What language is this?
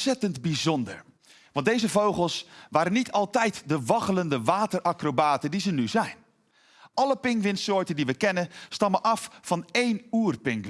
Dutch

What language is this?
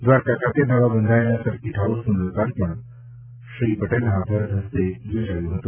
Gujarati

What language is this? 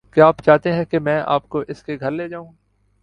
Urdu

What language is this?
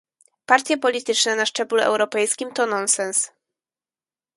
Polish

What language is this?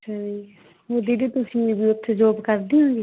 Punjabi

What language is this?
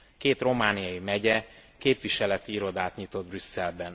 Hungarian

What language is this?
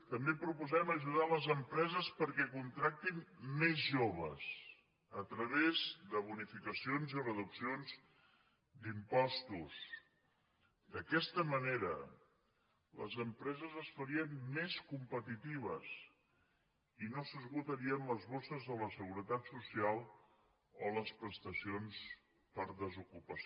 Catalan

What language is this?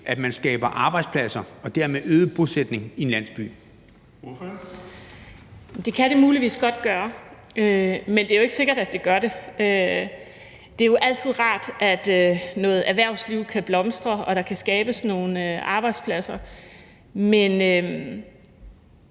Danish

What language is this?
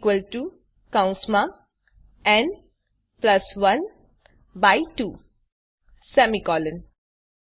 Gujarati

